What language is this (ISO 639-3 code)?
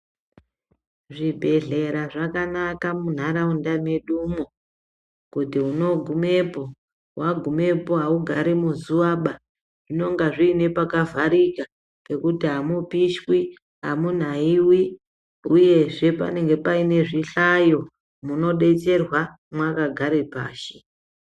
ndc